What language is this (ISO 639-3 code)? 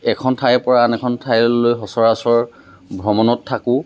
asm